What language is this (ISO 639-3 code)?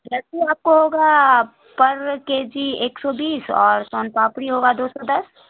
urd